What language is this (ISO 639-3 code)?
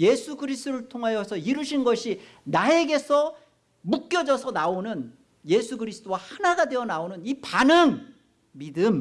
kor